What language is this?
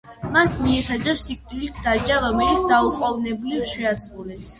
Georgian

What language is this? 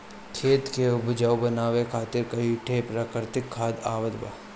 Bhojpuri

